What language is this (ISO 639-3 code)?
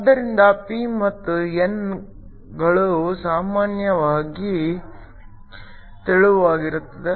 kan